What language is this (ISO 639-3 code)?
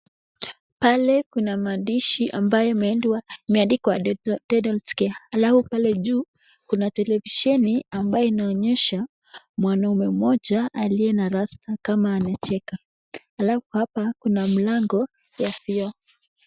swa